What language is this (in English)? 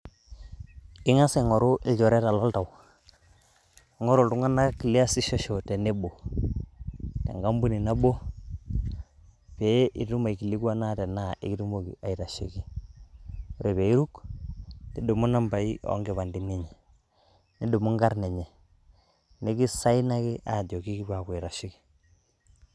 Masai